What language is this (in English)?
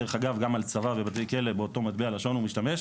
Hebrew